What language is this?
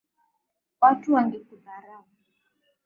Swahili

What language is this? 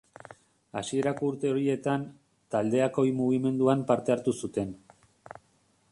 Basque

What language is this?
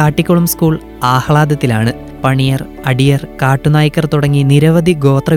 Malayalam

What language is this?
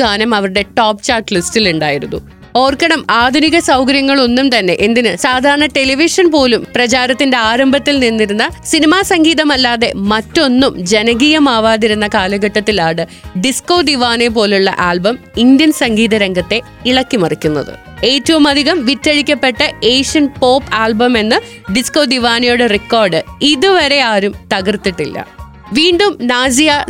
Malayalam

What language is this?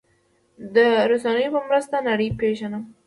Pashto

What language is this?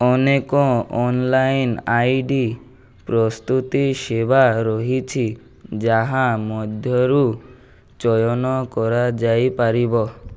Odia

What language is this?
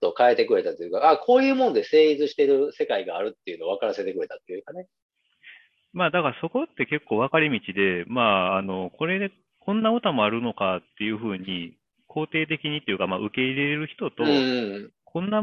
Japanese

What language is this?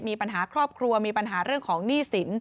Thai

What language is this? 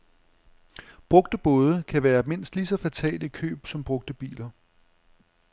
Danish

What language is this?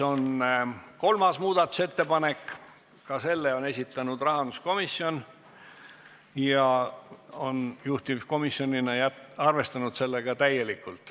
Estonian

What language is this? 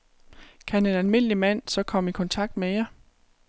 Danish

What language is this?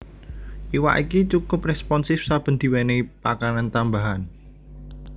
Javanese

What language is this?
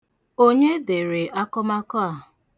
Igbo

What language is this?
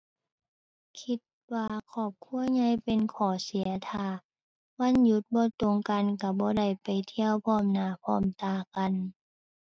Thai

